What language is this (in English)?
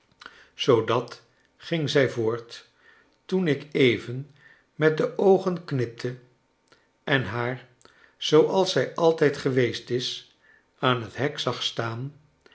Dutch